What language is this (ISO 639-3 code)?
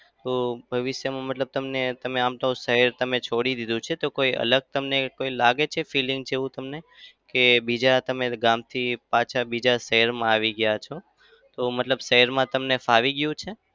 guj